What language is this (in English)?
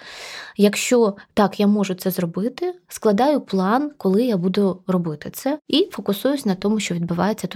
Ukrainian